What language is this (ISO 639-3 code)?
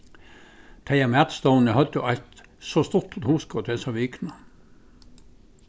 fao